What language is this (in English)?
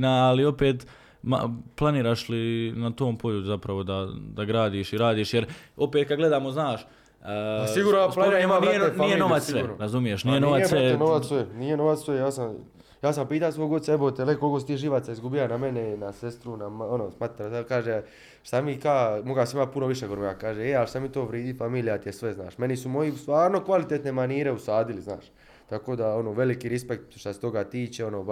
Croatian